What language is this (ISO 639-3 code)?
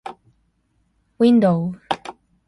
jpn